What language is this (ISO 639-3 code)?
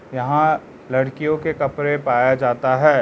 hin